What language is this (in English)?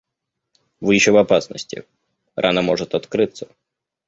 Russian